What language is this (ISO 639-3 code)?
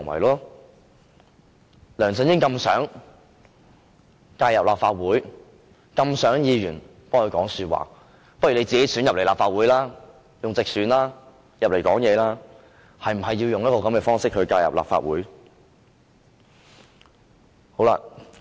yue